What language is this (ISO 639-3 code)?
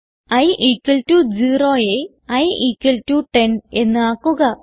mal